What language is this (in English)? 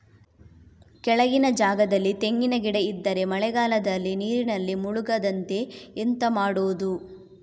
Kannada